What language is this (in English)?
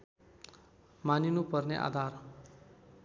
Nepali